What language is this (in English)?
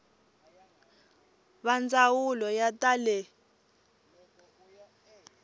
Tsonga